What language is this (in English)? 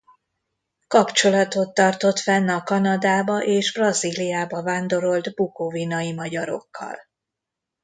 Hungarian